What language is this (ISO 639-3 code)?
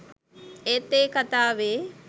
sin